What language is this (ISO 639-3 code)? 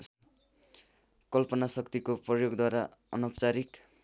nep